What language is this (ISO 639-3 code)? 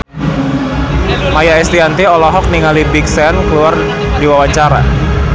sun